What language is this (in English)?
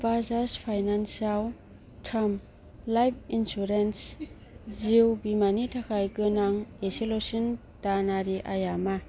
Bodo